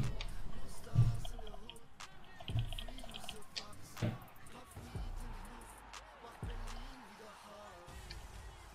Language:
German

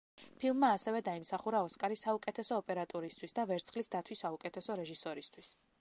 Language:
Georgian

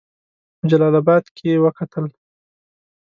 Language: Pashto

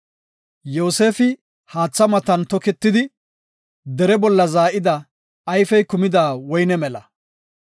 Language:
Gofa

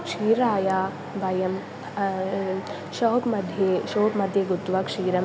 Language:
Sanskrit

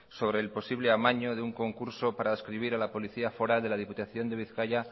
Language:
Spanish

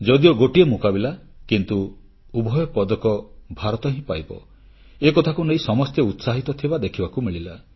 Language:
Odia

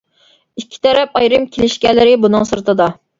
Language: Uyghur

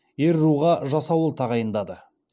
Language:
Kazakh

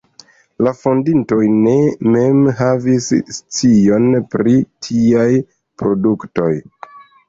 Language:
Esperanto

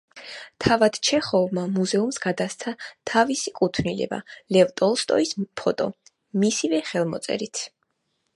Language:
Georgian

